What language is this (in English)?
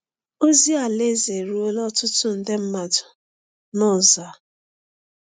Igbo